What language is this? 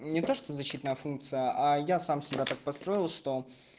Russian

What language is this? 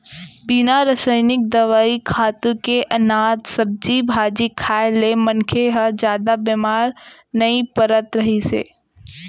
Chhattisgarhi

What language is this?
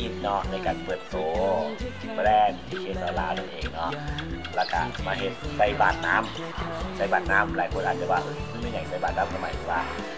Thai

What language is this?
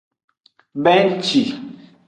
Aja (Benin)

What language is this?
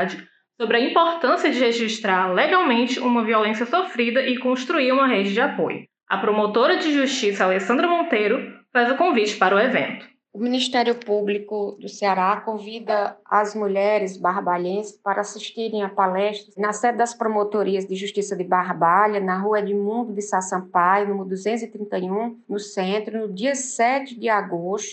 Portuguese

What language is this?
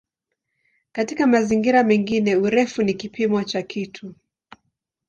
Swahili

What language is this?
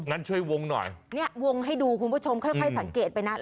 Thai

